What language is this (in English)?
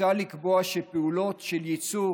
Hebrew